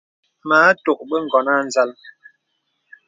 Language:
Bebele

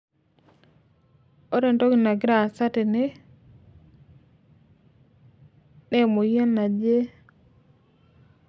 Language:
Masai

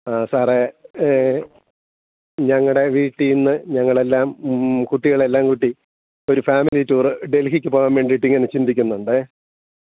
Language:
Malayalam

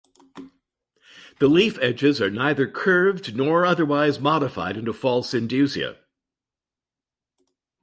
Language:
English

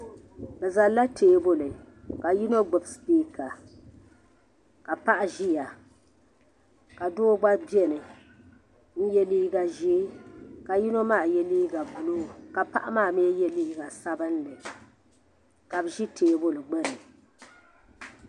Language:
Dagbani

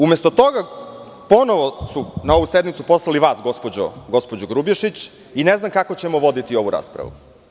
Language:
Serbian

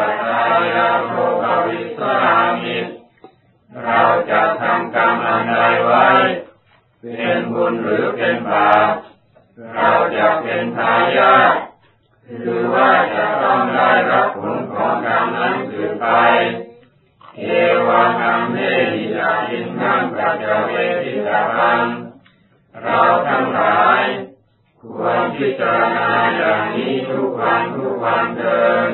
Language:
Thai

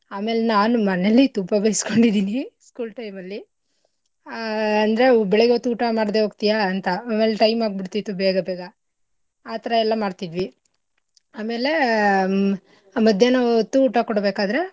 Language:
Kannada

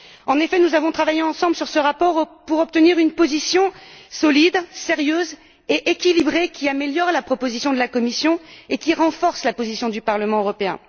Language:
French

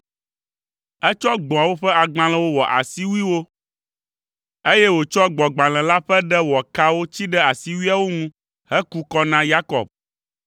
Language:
Ewe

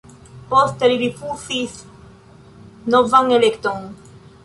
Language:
Esperanto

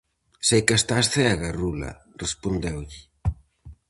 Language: Galician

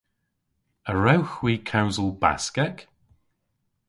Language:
Cornish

